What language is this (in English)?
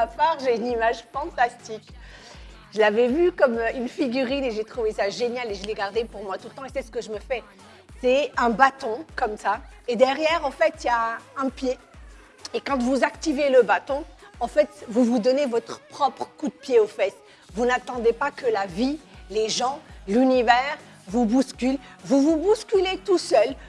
French